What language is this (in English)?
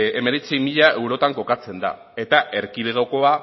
Basque